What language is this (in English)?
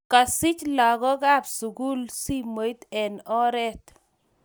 Kalenjin